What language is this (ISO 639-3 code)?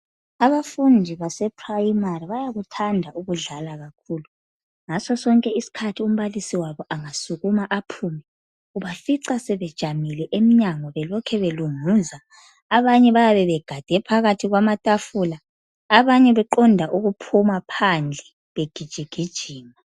nde